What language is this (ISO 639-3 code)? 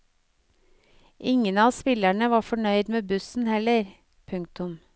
nor